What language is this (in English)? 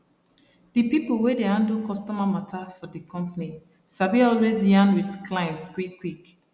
Nigerian Pidgin